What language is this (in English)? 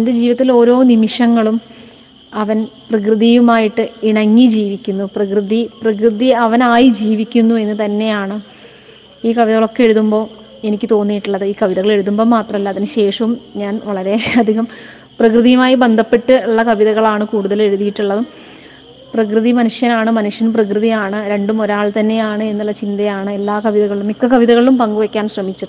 Malayalam